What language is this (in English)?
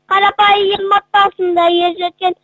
Kazakh